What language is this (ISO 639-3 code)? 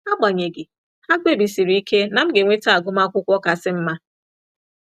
ibo